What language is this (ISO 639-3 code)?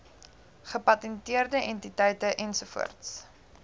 afr